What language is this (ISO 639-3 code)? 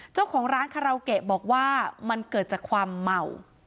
tha